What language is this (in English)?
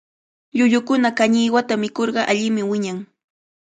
Cajatambo North Lima Quechua